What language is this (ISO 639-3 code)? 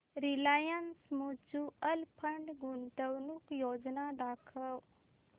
mar